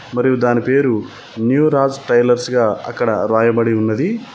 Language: Telugu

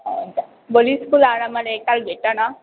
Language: Nepali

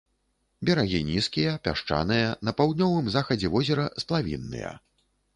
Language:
Belarusian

